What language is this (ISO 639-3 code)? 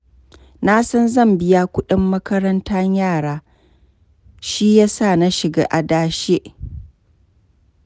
hau